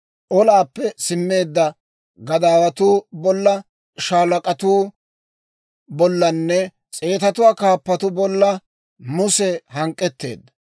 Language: Dawro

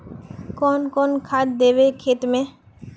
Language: Magahi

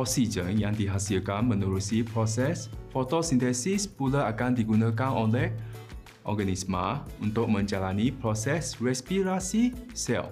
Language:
Malay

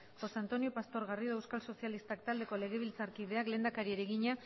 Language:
Basque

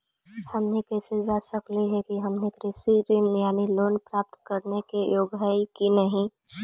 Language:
Magahi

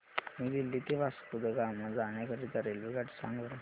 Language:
Marathi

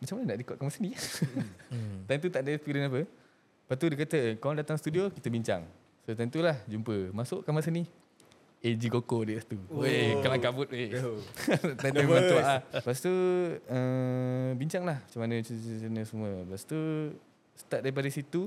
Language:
Malay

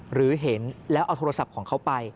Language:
Thai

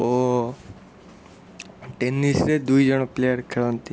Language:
Odia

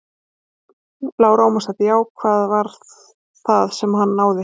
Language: Icelandic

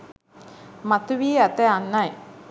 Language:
Sinhala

